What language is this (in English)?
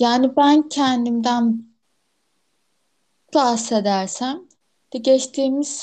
Turkish